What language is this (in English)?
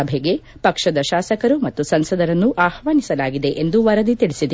Kannada